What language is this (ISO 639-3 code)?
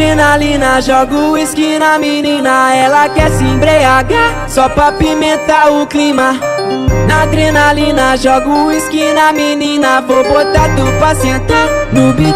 ron